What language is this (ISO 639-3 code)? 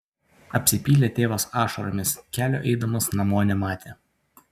lit